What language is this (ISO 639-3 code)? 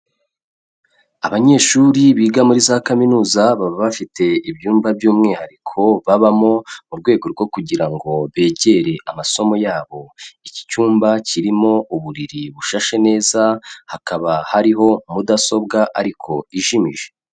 kin